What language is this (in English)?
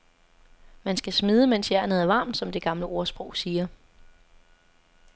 Danish